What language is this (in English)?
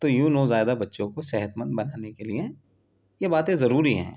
Urdu